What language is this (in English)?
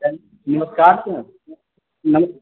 Maithili